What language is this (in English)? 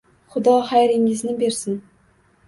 Uzbek